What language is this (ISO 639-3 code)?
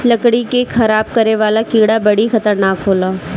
bho